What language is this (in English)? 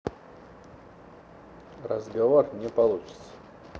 Russian